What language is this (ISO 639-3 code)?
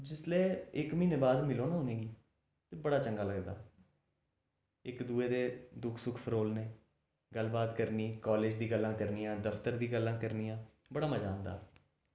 doi